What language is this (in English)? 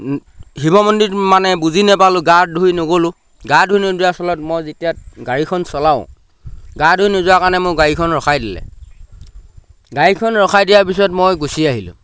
Assamese